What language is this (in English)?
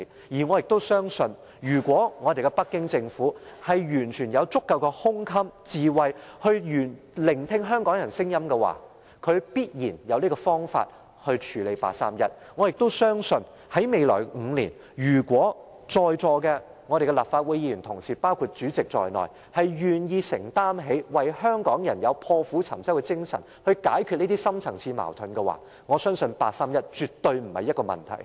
Cantonese